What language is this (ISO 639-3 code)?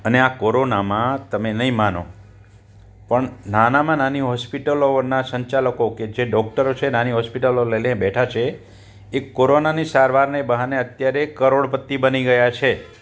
guj